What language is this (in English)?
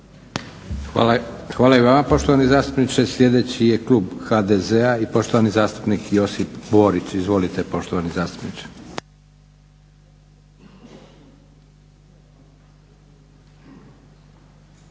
Croatian